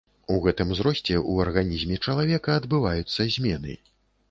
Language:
Belarusian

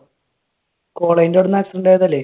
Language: Malayalam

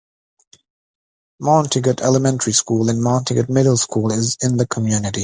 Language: English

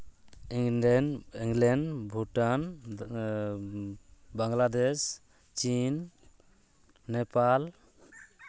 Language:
Santali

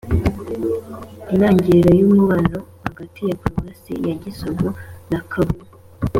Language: Kinyarwanda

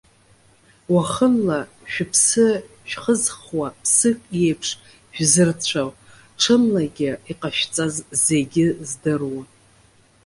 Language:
Abkhazian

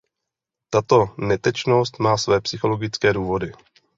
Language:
Czech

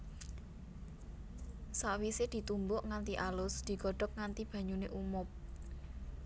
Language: Javanese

